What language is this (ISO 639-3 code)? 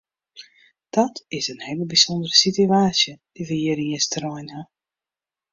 fry